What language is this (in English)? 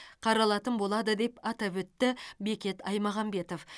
Kazakh